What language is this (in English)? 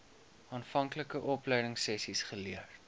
Afrikaans